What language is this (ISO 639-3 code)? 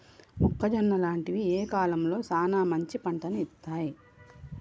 tel